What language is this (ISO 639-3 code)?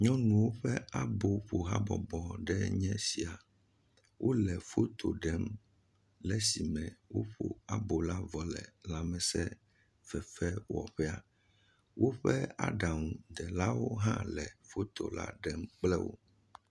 ewe